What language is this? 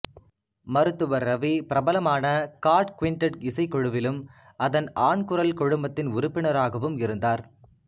Tamil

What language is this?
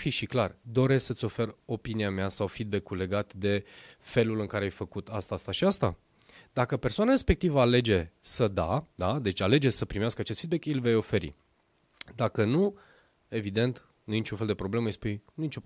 Romanian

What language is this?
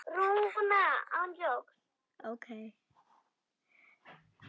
Icelandic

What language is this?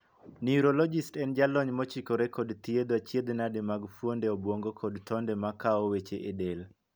Luo (Kenya and Tanzania)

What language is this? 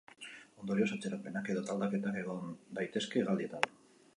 Basque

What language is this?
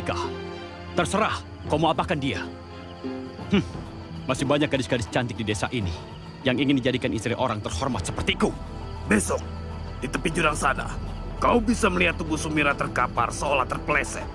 Indonesian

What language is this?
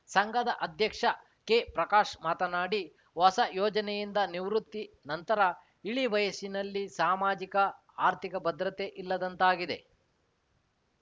Kannada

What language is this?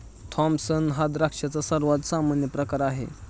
Marathi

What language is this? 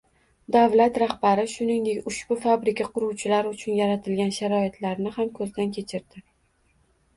Uzbek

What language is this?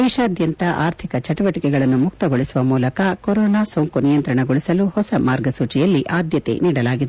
Kannada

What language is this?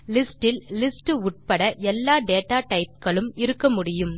Tamil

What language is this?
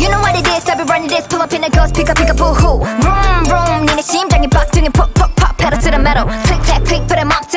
Korean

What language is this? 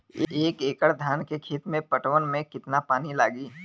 Bhojpuri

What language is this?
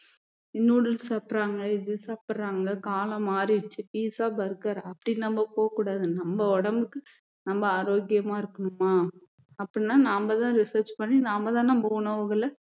Tamil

